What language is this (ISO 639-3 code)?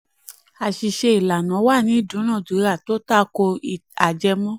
yor